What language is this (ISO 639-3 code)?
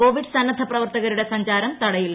mal